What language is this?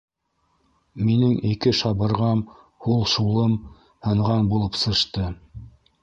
Bashkir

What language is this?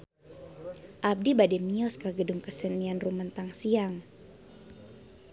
Sundanese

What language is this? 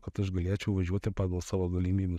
Lithuanian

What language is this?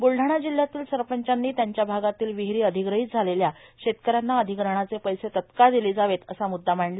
Marathi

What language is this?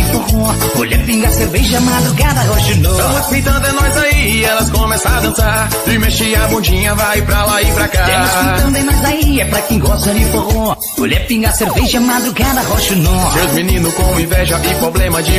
Portuguese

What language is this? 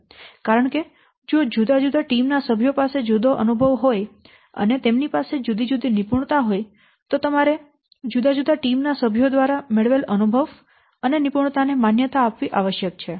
Gujarati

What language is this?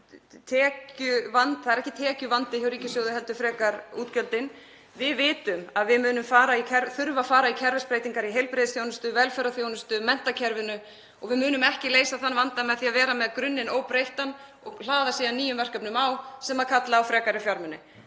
Icelandic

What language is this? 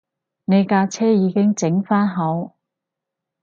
Cantonese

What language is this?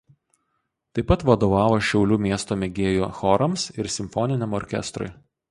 Lithuanian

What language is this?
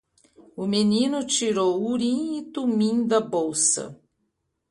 Portuguese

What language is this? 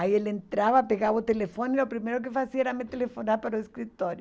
Portuguese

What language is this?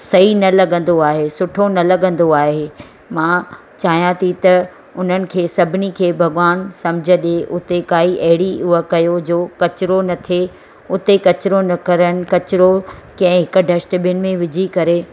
Sindhi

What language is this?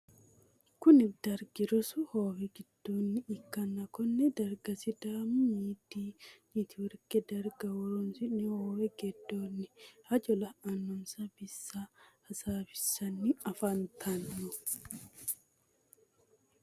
Sidamo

